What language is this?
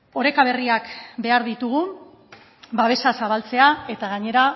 Basque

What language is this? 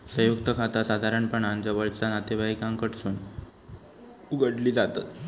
Marathi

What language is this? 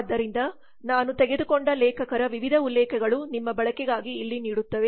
Kannada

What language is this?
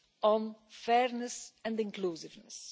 English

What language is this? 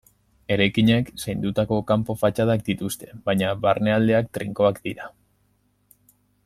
Basque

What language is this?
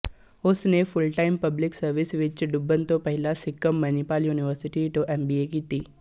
Punjabi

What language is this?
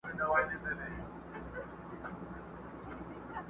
Pashto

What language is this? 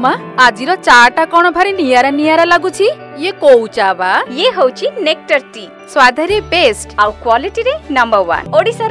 Indonesian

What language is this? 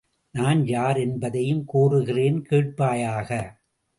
Tamil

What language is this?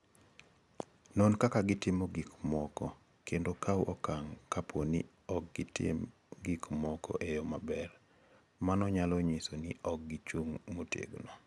Luo (Kenya and Tanzania)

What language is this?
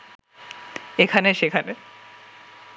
Bangla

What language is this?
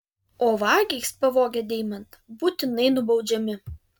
Lithuanian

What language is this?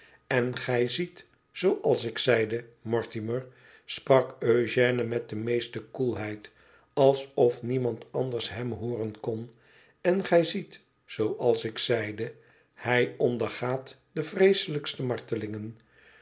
Dutch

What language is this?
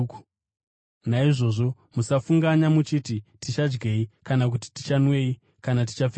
Shona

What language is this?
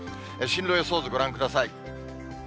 Japanese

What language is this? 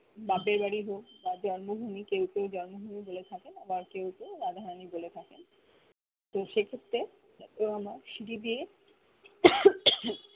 Bangla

